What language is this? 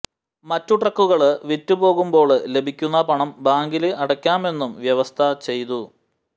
Malayalam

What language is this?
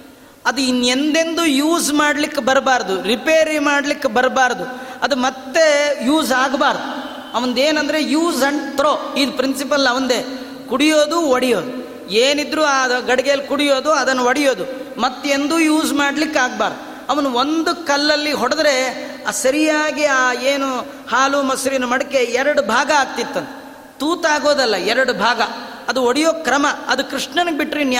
Kannada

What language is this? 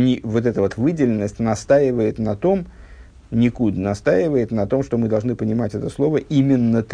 Russian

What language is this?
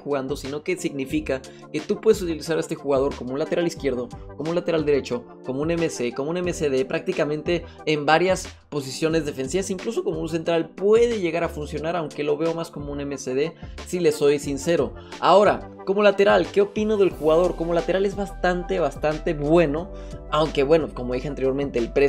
Spanish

